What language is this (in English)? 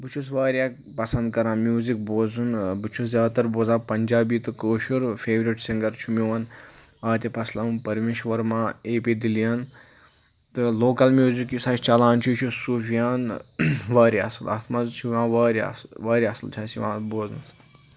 Kashmiri